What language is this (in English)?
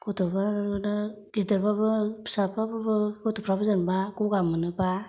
Bodo